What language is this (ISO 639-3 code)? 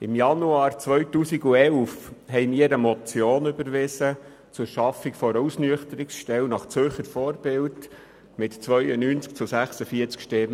gsw